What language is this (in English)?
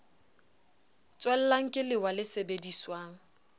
Southern Sotho